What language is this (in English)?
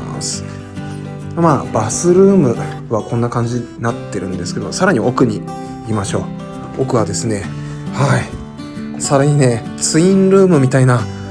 Japanese